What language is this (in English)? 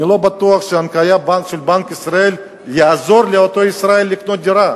Hebrew